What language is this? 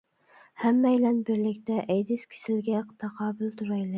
Uyghur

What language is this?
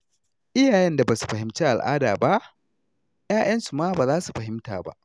Hausa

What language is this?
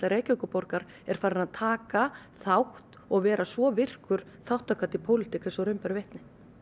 Icelandic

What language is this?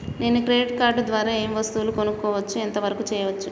Telugu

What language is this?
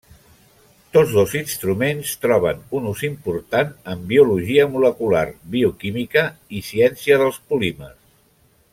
Catalan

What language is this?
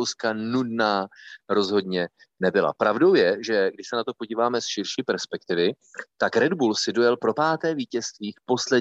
Czech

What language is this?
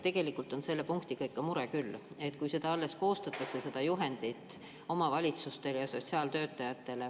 Estonian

